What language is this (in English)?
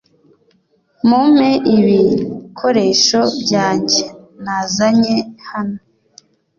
Kinyarwanda